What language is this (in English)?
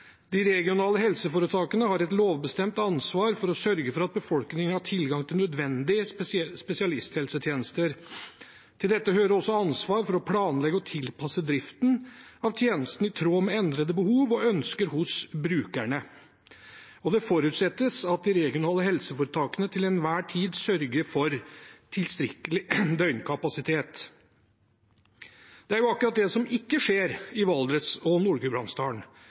Norwegian Bokmål